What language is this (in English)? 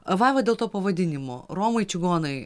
Lithuanian